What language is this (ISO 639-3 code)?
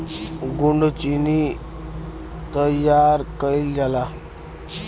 bho